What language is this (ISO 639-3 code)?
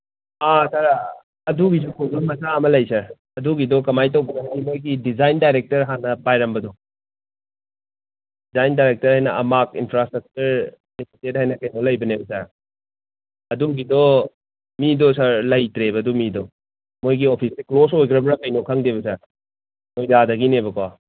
mni